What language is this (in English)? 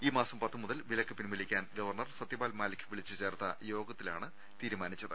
Malayalam